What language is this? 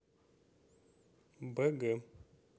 Russian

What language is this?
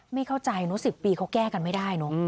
Thai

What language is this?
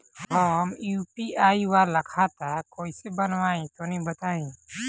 Bhojpuri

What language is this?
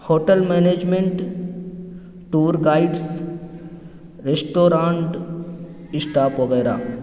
Urdu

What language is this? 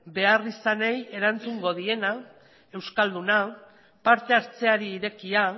Basque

